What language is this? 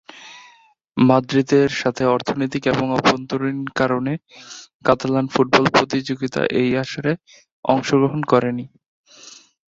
Bangla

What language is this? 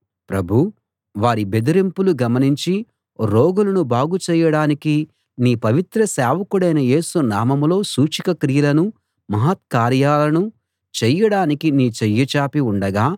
Telugu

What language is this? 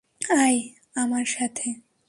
Bangla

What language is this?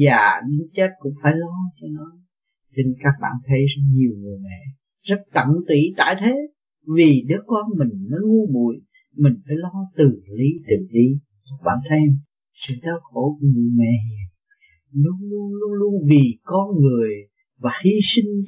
Vietnamese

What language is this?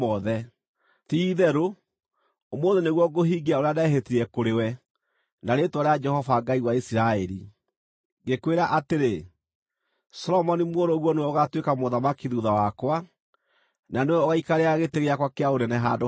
Kikuyu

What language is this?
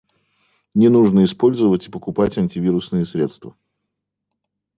Russian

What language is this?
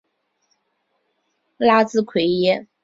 Chinese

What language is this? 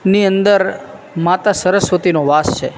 Gujarati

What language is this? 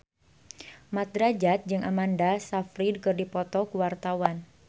Sundanese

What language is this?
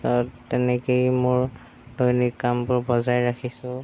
Assamese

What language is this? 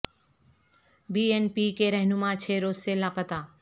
Urdu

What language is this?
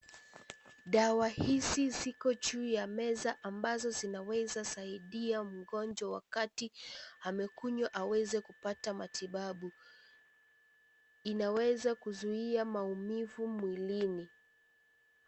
Swahili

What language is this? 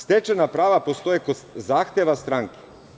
Serbian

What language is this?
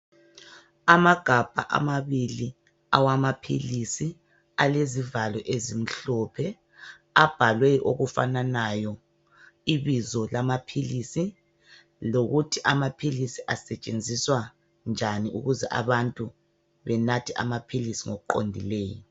North Ndebele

